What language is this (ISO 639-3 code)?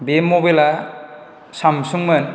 brx